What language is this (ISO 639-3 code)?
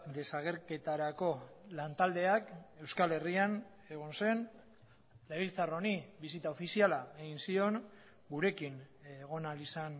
eus